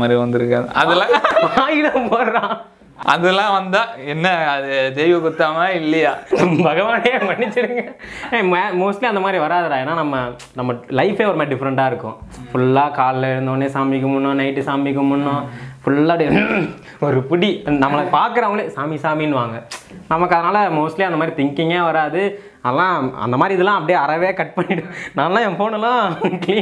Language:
Tamil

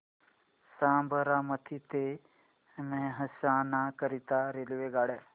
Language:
Marathi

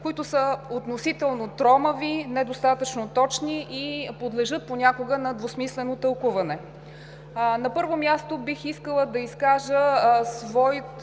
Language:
Bulgarian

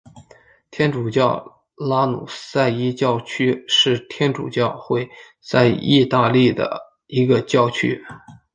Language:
Chinese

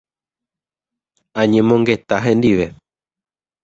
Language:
Guarani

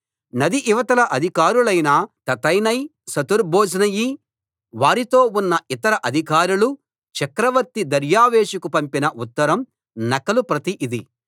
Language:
Telugu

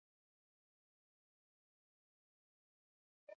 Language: Swahili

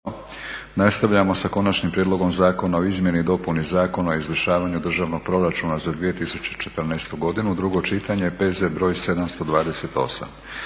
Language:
Croatian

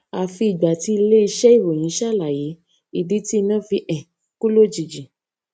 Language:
Yoruba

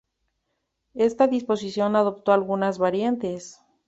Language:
Spanish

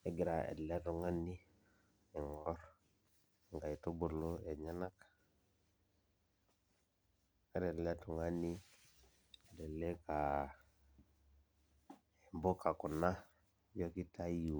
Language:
Masai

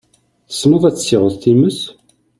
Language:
Kabyle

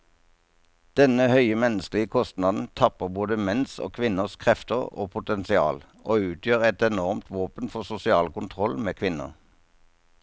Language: Norwegian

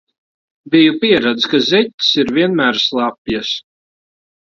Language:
Latvian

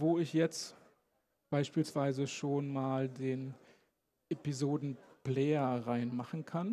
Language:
German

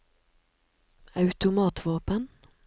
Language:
Norwegian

